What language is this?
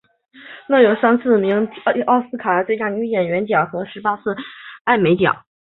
Chinese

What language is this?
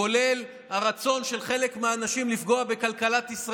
Hebrew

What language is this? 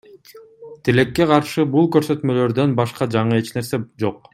Kyrgyz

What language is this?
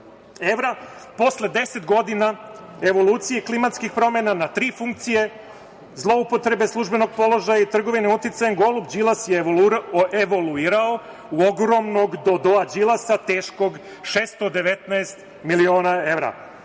Serbian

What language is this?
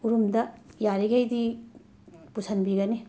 Manipuri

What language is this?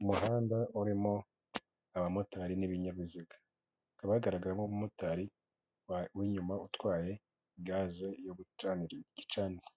Kinyarwanda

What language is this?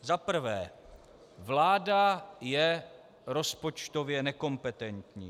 Czech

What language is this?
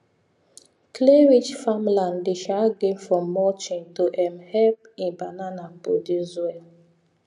Nigerian Pidgin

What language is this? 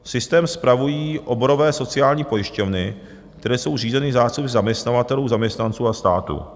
Czech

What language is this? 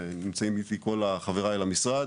Hebrew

